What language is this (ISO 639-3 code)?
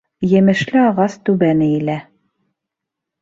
bak